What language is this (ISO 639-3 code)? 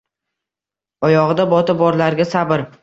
uzb